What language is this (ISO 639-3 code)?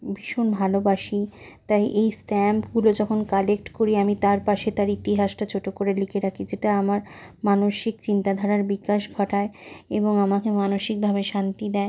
ben